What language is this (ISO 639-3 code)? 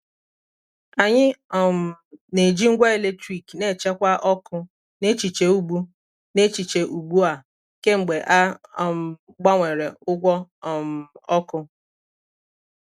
ibo